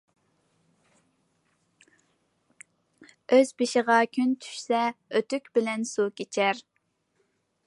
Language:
Uyghur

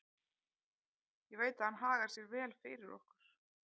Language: Icelandic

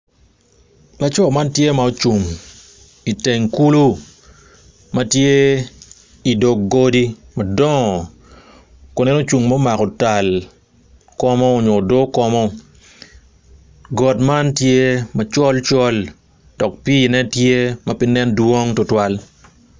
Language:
Acoli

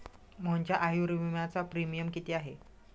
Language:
Marathi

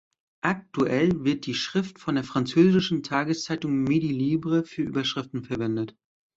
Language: German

